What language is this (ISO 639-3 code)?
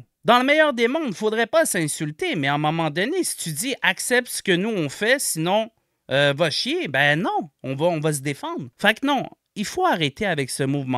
fra